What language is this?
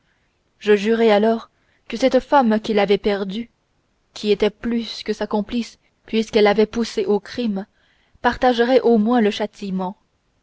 French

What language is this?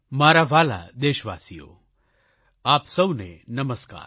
Gujarati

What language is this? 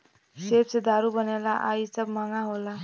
Bhojpuri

